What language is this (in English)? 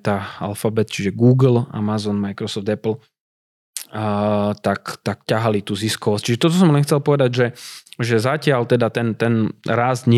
Slovak